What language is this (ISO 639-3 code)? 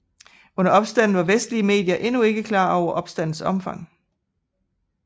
dan